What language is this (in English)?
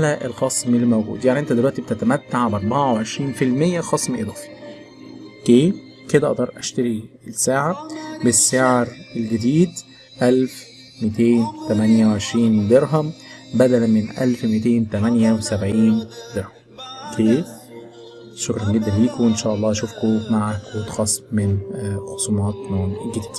Arabic